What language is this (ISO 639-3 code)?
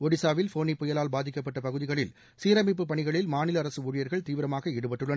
tam